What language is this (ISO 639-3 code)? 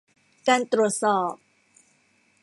tha